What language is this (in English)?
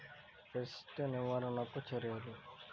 Telugu